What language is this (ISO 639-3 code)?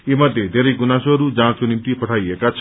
nep